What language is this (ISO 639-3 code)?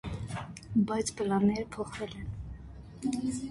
hye